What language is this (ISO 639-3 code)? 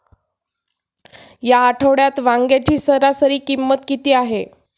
mar